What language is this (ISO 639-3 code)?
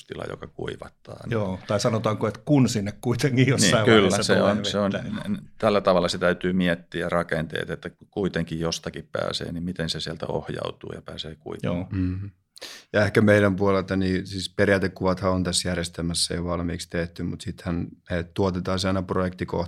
fin